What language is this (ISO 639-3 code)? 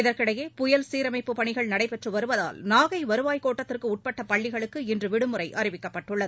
tam